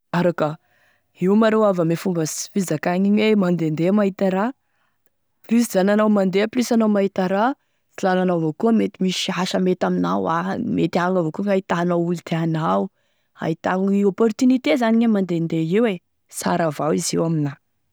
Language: Tesaka Malagasy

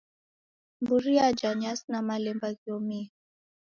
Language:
Taita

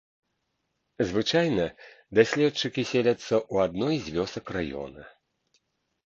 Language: Belarusian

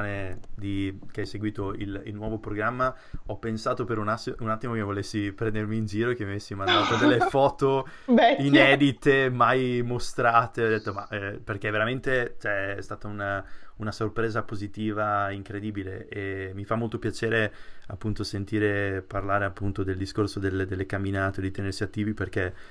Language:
Italian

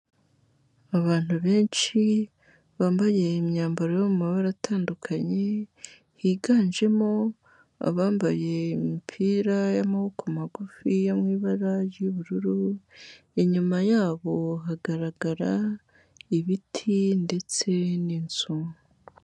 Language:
Kinyarwanda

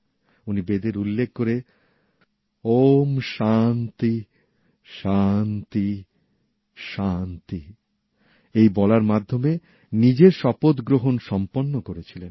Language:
Bangla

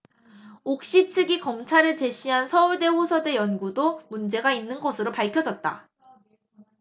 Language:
Korean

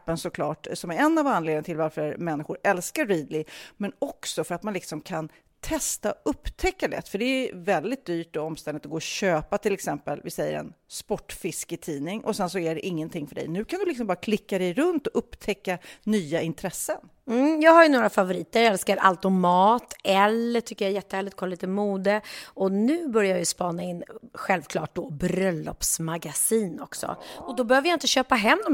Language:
Swedish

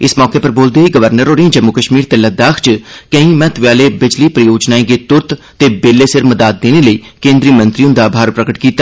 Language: Dogri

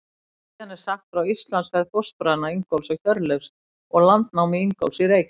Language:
Icelandic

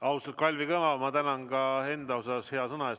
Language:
Estonian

